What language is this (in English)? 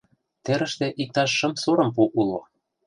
Mari